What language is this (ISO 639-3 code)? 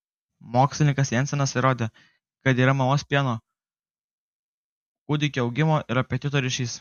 lit